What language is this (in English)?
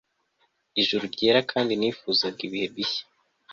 Kinyarwanda